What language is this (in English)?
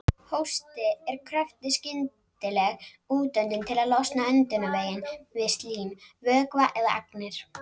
Icelandic